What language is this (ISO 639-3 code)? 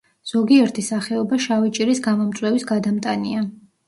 kat